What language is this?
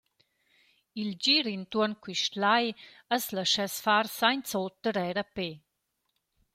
Romansh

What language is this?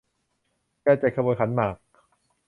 Thai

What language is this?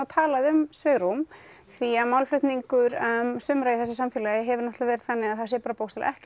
Icelandic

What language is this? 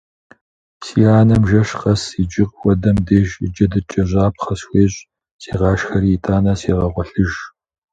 Kabardian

